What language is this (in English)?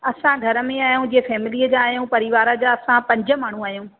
Sindhi